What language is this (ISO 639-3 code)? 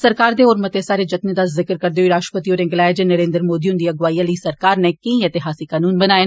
doi